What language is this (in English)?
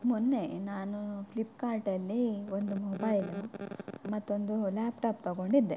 Kannada